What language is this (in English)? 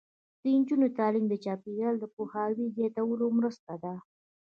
Pashto